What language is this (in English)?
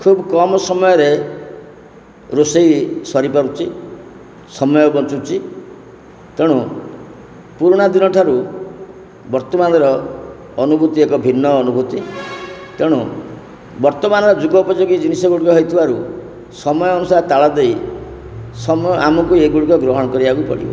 Odia